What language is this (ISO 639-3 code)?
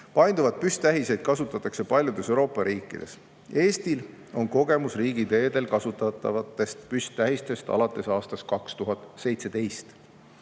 est